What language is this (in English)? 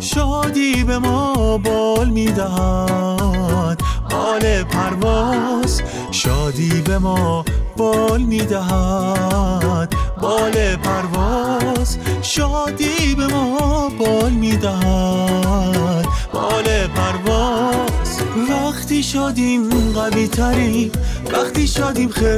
Persian